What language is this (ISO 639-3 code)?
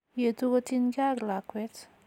kln